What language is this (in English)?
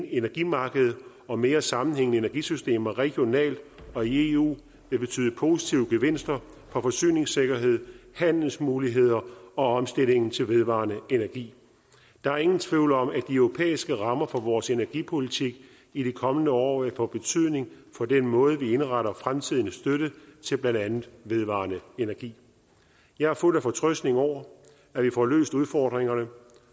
Danish